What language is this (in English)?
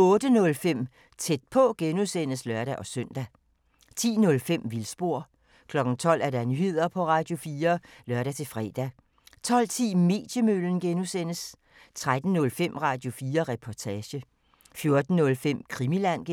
Danish